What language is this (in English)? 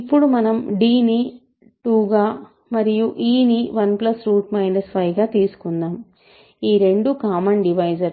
Telugu